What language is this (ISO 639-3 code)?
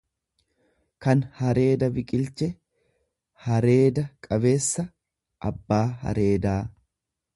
orm